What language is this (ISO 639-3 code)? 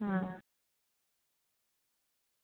doi